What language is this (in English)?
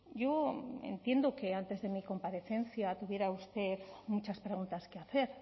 Spanish